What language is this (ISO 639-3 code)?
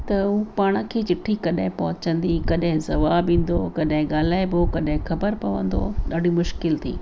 snd